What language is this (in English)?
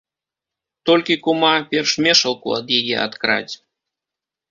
Belarusian